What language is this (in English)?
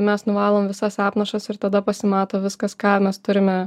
Lithuanian